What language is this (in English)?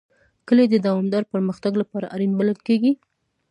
Pashto